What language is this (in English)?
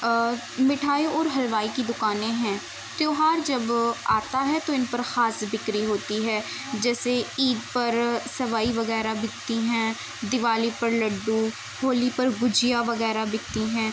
Urdu